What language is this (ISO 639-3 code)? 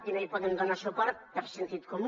cat